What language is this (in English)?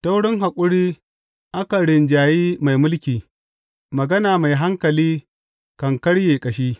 Hausa